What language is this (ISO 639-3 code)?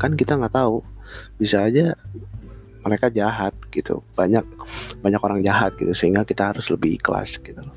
ind